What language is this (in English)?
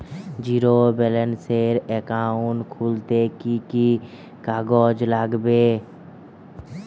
Bangla